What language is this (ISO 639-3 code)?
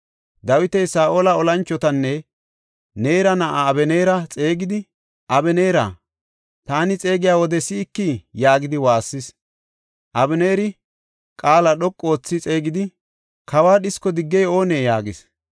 gof